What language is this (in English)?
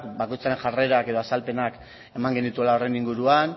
Basque